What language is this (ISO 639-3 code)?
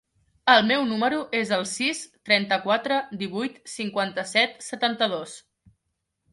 cat